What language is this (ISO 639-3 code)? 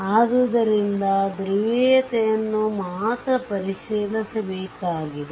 kan